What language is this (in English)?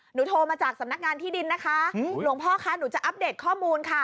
Thai